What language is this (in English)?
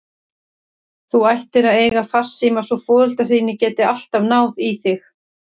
Icelandic